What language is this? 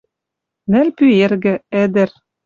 Western Mari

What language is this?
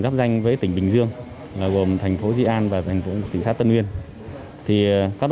Vietnamese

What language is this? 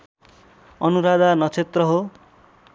Nepali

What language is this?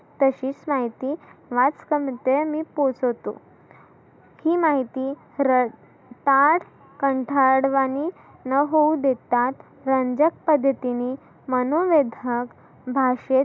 Marathi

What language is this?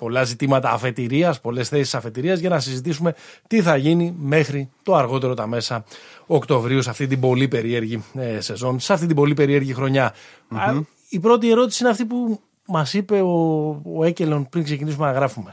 Greek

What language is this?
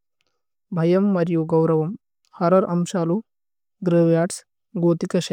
Tulu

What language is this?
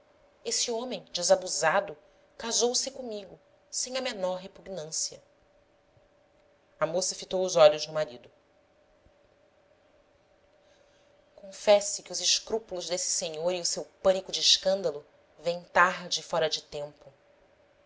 Portuguese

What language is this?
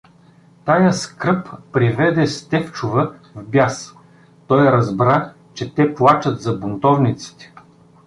Bulgarian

